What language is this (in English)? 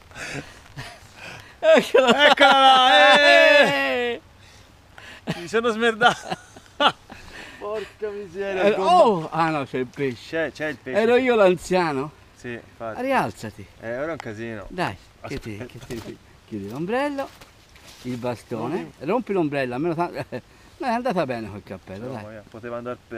Italian